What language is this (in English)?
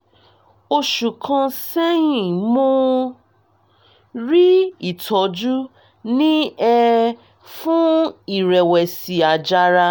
Yoruba